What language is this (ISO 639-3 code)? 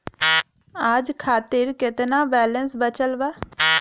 bho